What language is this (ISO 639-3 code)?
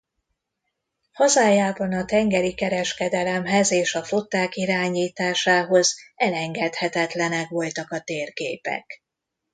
hun